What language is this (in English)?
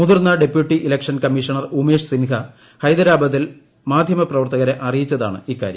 Malayalam